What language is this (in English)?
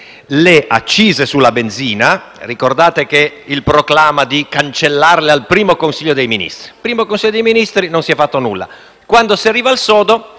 Italian